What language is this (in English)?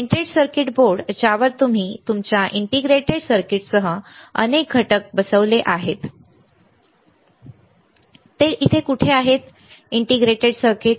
Marathi